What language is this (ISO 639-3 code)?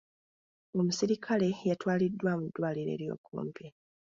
lug